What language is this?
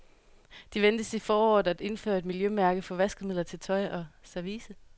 Danish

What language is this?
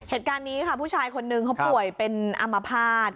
Thai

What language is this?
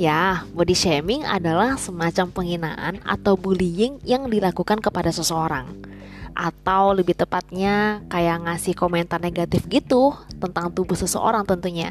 Indonesian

